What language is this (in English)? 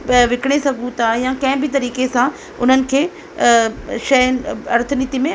Sindhi